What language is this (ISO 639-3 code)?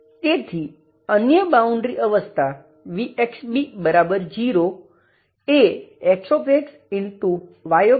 guj